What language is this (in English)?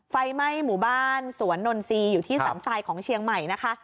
Thai